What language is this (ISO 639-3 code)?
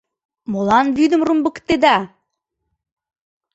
chm